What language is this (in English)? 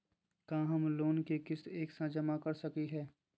Magahi